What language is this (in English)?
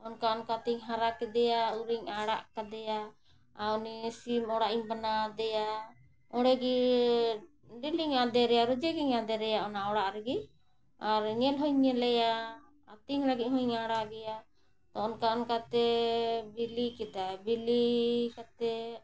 Santali